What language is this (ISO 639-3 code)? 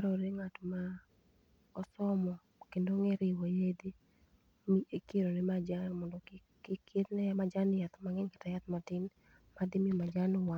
luo